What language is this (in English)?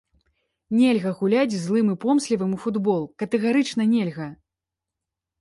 Belarusian